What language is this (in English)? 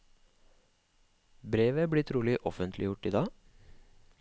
Norwegian